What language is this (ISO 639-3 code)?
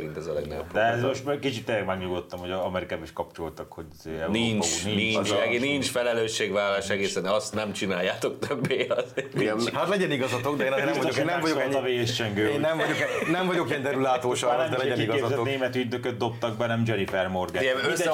hun